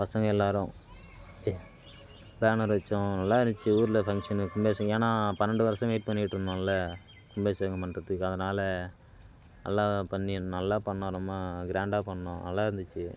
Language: Tamil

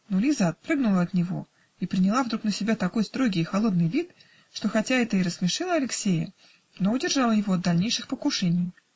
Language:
Russian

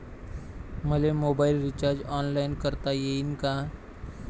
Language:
Marathi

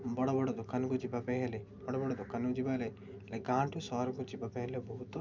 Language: Odia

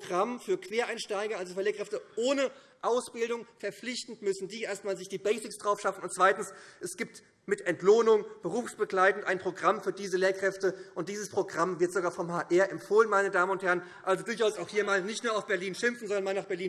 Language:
German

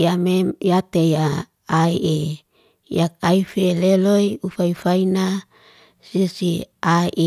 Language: Liana-Seti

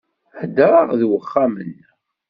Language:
Kabyle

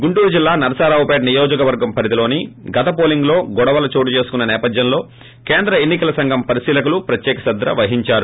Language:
Telugu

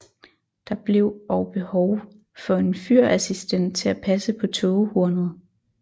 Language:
Danish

